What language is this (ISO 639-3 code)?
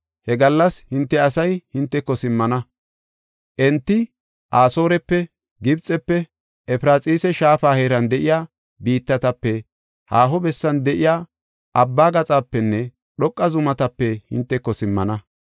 gof